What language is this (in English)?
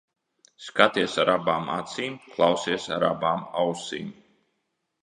Latvian